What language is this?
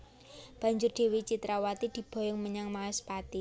Javanese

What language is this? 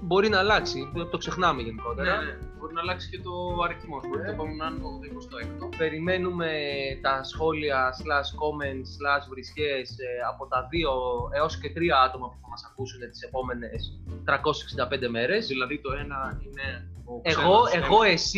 Greek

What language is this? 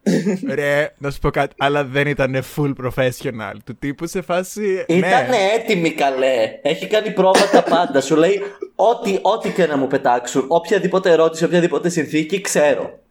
Greek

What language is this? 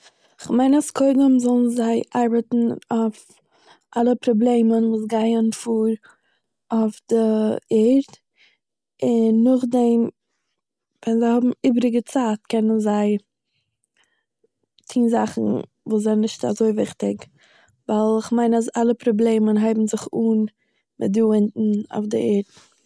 Yiddish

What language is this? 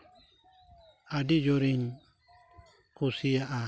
Santali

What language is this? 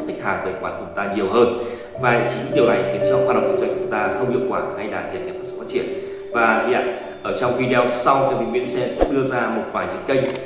Vietnamese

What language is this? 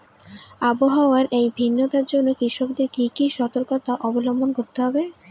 Bangla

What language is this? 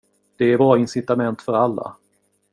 Swedish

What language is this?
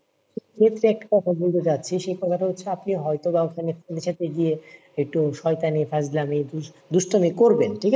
Bangla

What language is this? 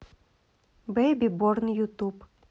Russian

